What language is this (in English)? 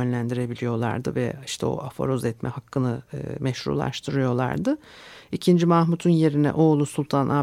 Turkish